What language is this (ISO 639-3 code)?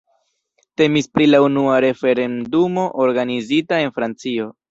epo